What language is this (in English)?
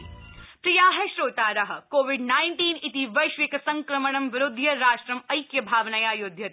Sanskrit